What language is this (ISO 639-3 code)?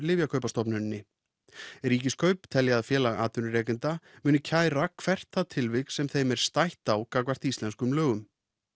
isl